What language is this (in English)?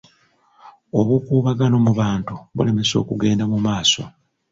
Ganda